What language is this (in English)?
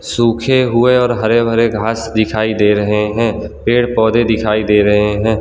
Hindi